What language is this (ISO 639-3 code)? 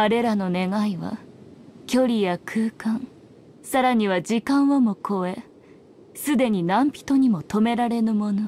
jpn